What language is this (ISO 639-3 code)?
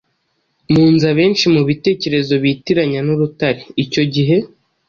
kin